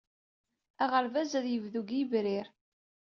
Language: Kabyle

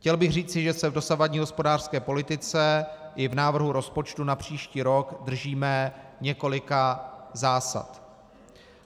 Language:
Czech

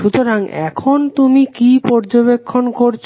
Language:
Bangla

